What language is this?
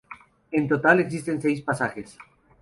Spanish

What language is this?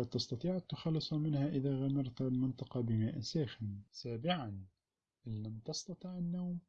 Arabic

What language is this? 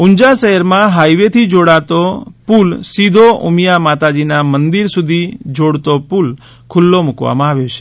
Gujarati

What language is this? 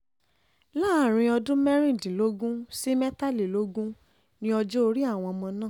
Yoruba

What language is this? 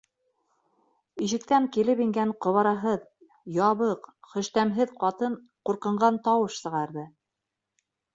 Bashkir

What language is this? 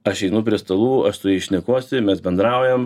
Lithuanian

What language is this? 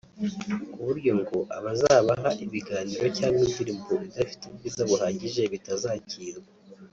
Kinyarwanda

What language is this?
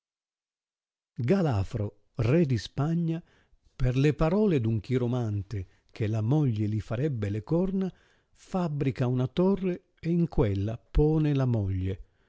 Italian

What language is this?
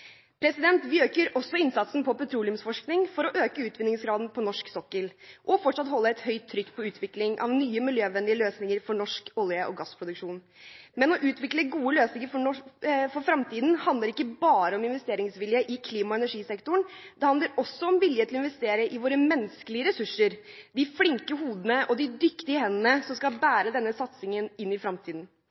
Norwegian Bokmål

